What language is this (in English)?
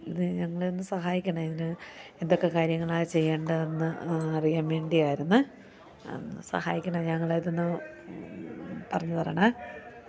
Malayalam